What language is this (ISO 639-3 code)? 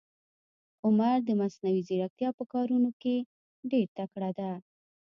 pus